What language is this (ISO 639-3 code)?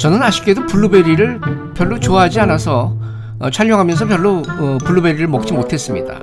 kor